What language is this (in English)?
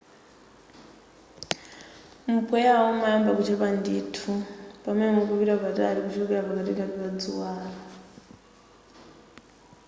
Nyanja